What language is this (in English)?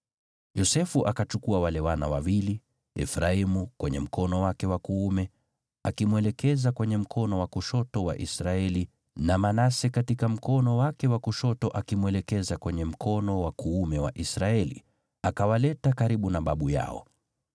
Swahili